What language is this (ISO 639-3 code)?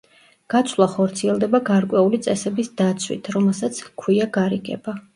kat